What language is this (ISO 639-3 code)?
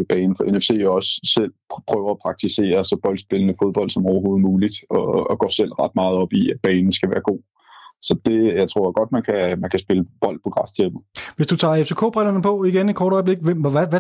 dan